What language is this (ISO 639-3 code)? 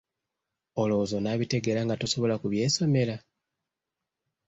lug